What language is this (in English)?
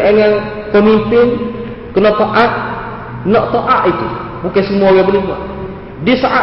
Malay